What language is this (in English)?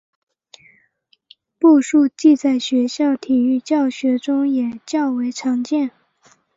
Chinese